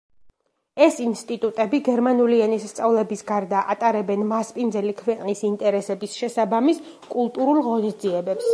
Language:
Georgian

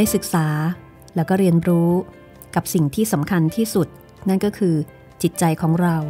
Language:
Thai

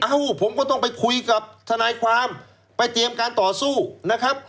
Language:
Thai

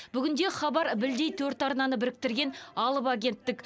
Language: Kazakh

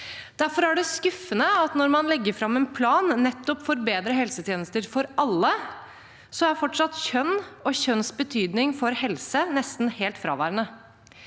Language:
Norwegian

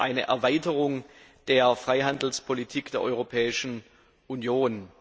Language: German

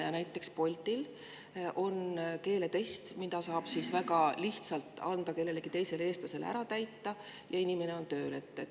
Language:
Estonian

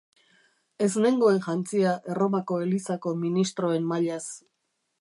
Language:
Basque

